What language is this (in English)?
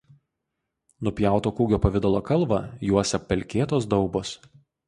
Lithuanian